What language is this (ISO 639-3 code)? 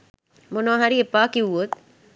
sin